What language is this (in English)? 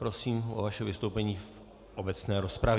Czech